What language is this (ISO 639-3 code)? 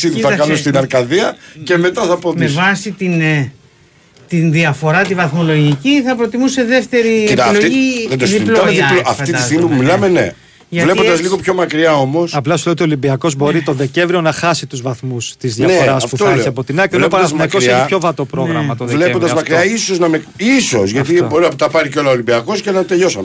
ell